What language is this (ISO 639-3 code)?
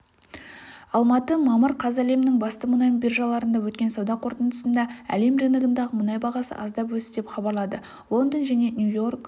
kaz